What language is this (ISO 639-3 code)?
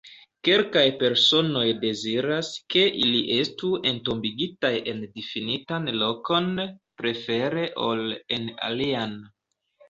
epo